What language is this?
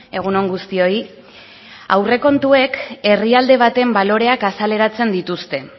Basque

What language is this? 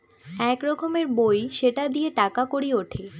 Bangla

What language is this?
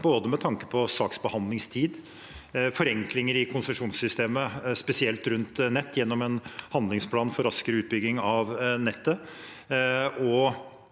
Norwegian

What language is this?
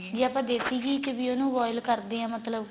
Punjabi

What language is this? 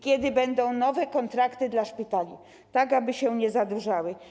Polish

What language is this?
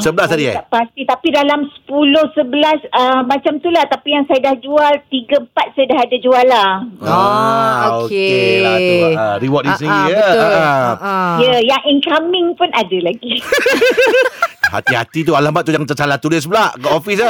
Malay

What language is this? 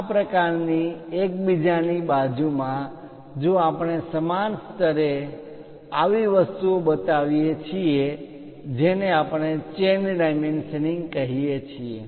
Gujarati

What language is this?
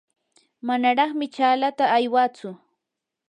Yanahuanca Pasco Quechua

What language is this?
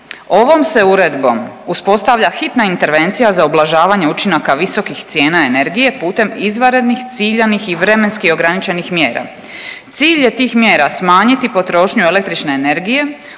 Croatian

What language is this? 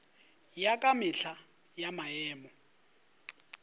Northern Sotho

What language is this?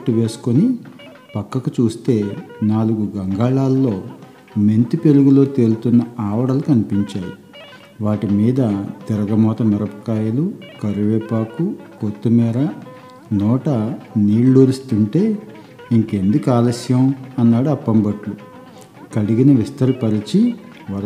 Telugu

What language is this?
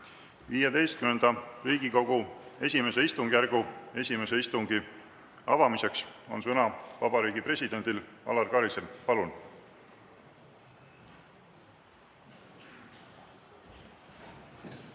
Estonian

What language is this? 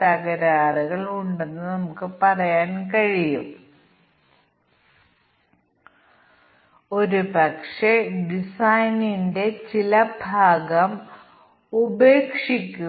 Malayalam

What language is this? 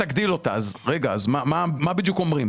Hebrew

